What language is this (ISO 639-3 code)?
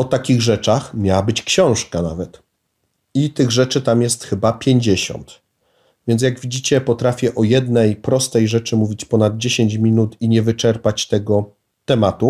pol